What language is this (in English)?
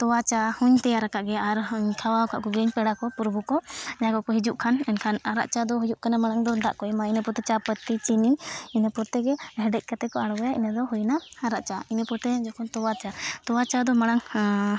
Santali